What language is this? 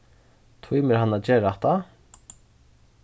Faroese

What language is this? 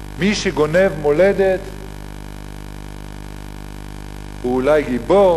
Hebrew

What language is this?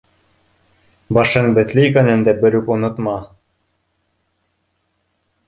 Bashkir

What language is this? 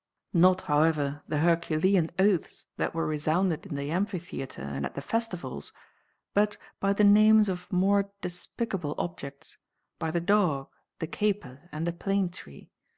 English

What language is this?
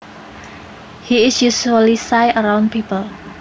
Javanese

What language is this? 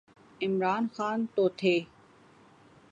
Urdu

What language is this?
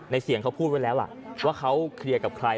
Thai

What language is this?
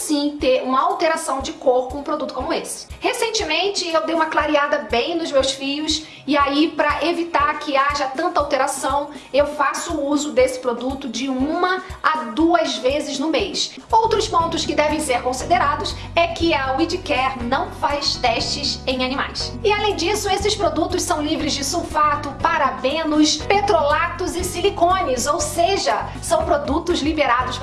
Portuguese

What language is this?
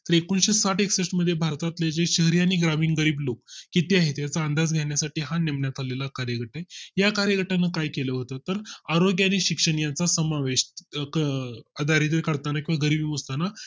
Marathi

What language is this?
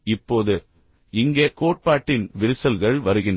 Tamil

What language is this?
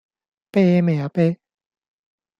Cantonese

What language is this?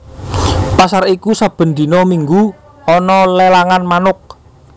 Javanese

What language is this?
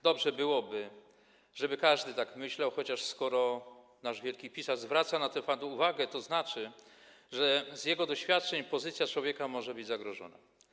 Polish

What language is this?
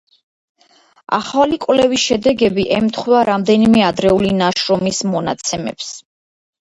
Georgian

